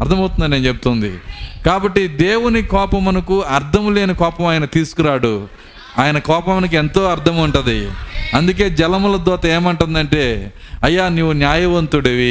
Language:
Telugu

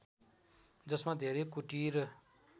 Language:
Nepali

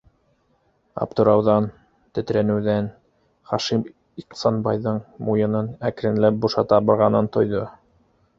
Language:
Bashkir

